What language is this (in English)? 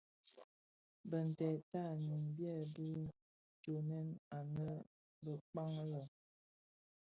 Bafia